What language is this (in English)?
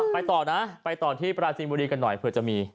Thai